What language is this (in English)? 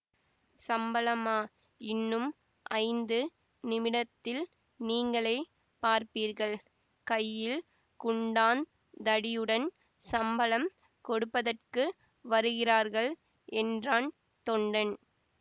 Tamil